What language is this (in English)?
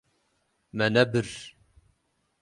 Kurdish